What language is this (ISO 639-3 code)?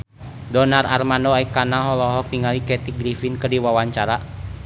sun